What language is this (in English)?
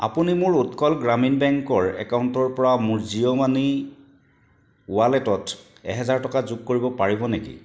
Assamese